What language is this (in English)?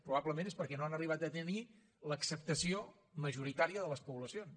Catalan